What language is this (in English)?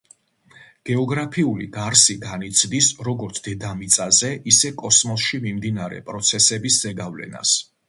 Georgian